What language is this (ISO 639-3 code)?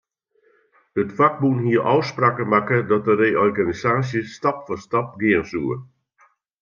fry